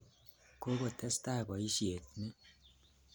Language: Kalenjin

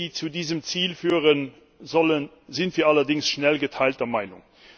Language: German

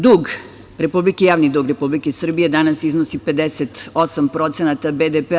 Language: Serbian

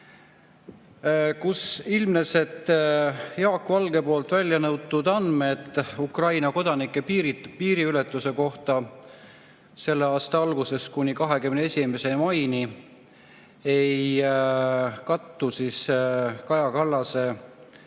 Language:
Estonian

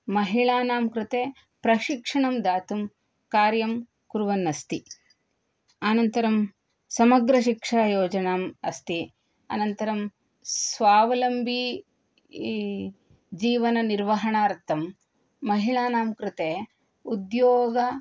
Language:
Sanskrit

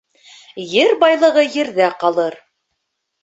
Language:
Bashkir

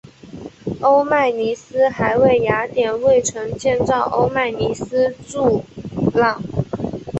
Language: Chinese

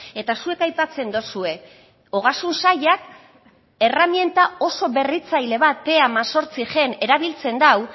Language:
Basque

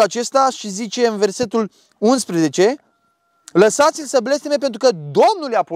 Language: Romanian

